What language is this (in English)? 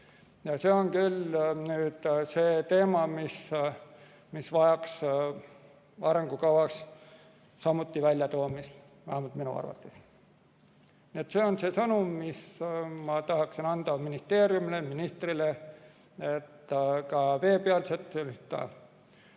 Estonian